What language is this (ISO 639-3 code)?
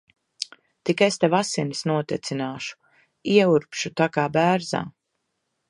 lav